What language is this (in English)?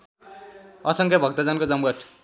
Nepali